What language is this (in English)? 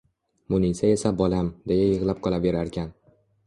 Uzbek